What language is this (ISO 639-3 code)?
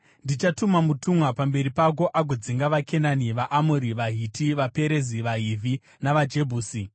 sna